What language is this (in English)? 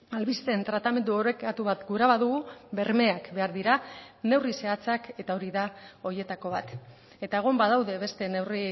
Basque